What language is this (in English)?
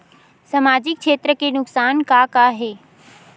Chhattisgarhi